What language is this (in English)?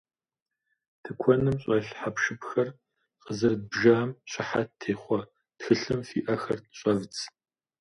Kabardian